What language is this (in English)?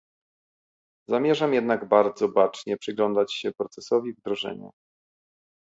Polish